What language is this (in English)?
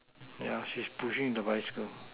English